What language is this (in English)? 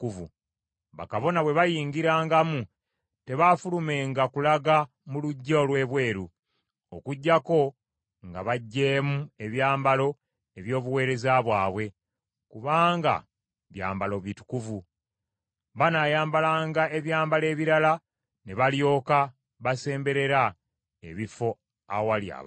Ganda